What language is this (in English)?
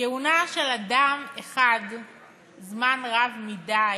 Hebrew